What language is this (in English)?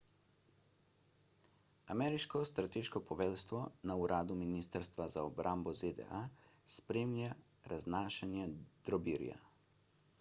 Slovenian